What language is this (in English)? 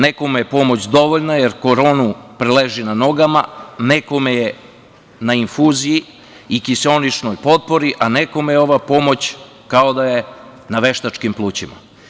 Serbian